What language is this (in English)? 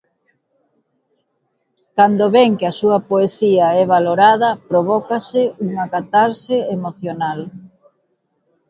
Galician